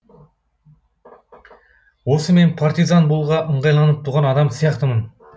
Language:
Kazakh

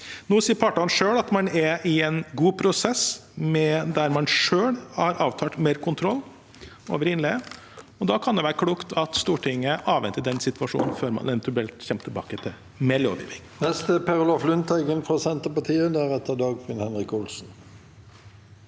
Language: Norwegian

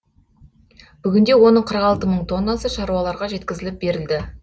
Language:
Kazakh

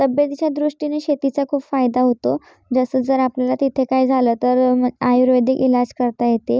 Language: Marathi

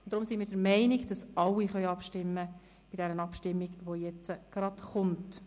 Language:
Swiss German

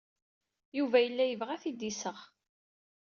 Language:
Kabyle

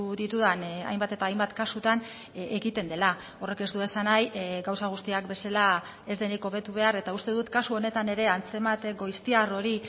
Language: Basque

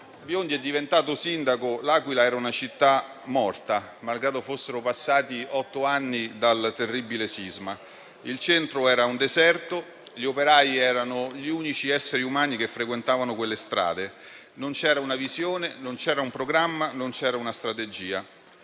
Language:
Italian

